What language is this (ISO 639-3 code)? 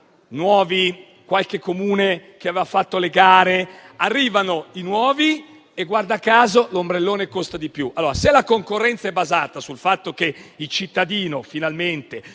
ita